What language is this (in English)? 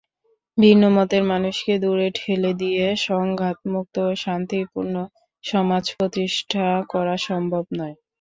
Bangla